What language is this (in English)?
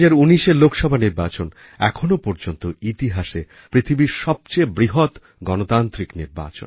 Bangla